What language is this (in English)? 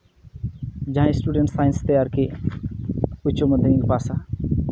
Santali